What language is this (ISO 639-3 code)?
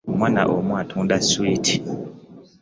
lug